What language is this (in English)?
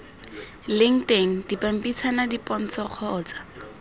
Tswana